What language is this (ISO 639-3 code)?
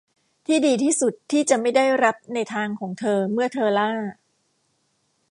tha